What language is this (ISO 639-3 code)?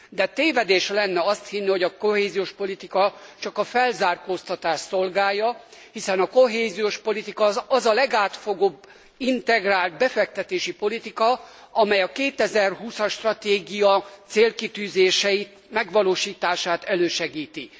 hun